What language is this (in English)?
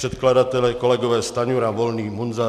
Czech